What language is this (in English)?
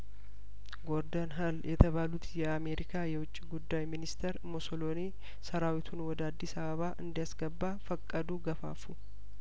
Amharic